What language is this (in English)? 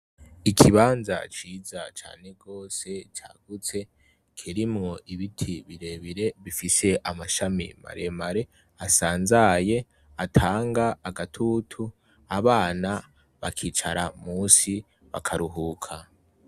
Rundi